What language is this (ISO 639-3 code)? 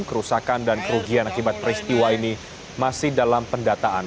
ind